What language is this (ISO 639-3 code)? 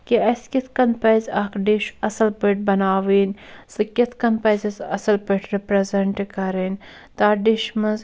kas